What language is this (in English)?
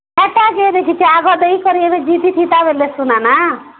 Odia